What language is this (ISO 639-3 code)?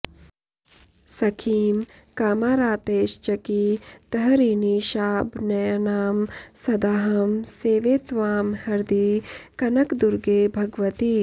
san